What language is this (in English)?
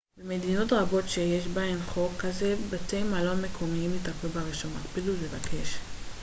Hebrew